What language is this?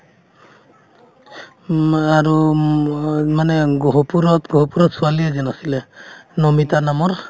Assamese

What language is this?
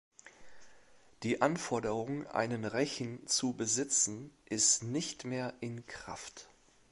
German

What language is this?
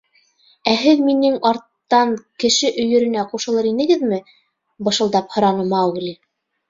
Bashkir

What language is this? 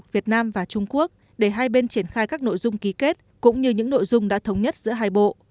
Vietnamese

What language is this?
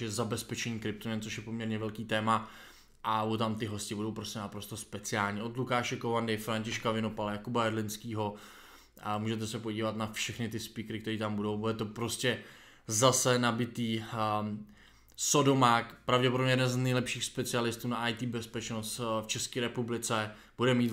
Czech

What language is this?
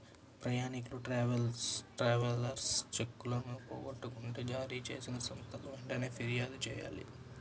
Telugu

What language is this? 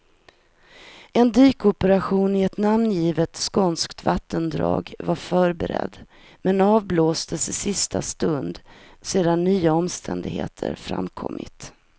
Swedish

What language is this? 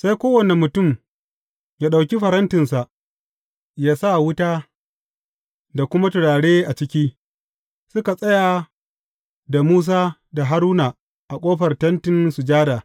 Hausa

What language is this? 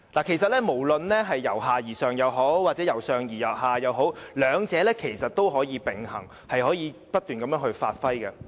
Cantonese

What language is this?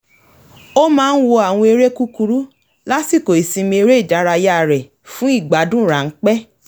Yoruba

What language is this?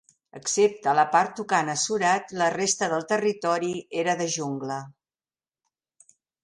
Catalan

